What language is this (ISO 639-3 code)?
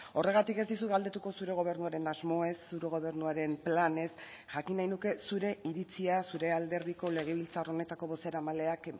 eus